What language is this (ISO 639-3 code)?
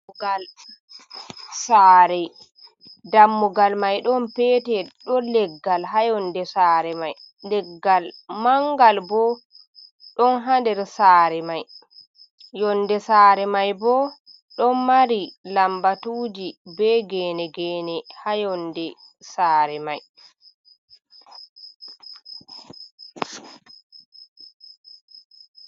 ful